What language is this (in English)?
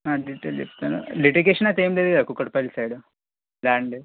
Telugu